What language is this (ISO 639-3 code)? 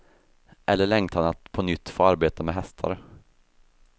swe